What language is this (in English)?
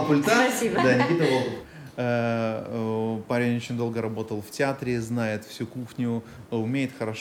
Russian